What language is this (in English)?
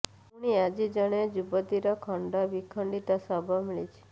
Odia